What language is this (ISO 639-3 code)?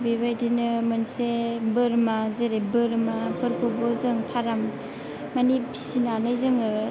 brx